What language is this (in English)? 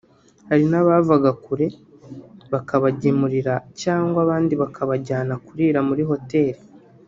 Kinyarwanda